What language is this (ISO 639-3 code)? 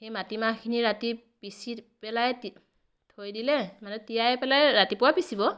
asm